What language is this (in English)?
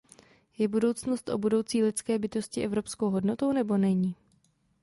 Czech